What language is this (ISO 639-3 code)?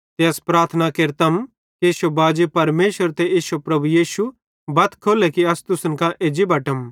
bhd